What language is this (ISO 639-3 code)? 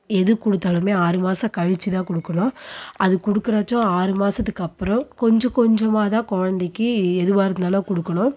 tam